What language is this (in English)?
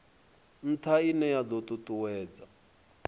Venda